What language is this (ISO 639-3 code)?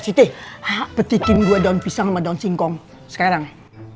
ind